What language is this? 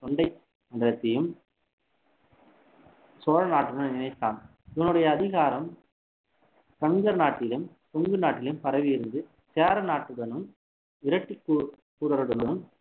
Tamil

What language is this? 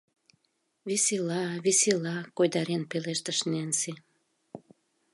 Mari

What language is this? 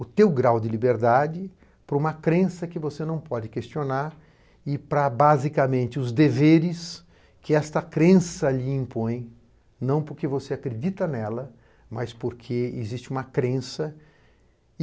Portuguese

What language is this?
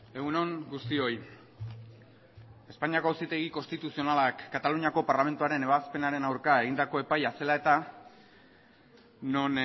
Basque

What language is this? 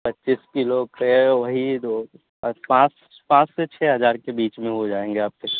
Urdu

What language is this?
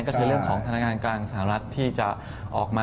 Thai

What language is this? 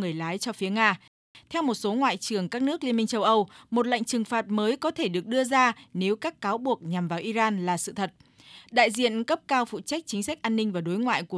Vietnamese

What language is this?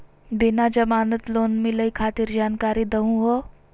Magahi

